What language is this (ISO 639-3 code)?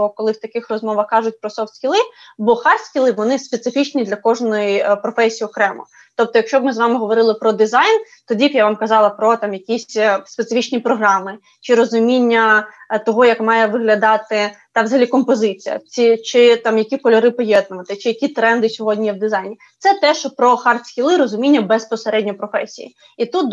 ukr